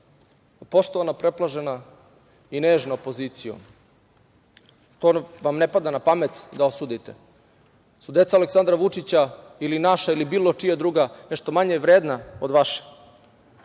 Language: Serbian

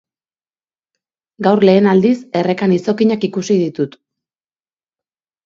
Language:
Basque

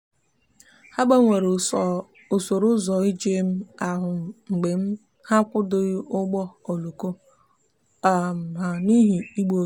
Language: Igbo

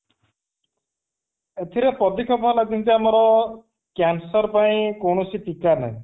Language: Odia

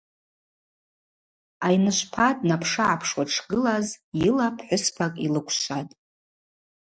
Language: Abaza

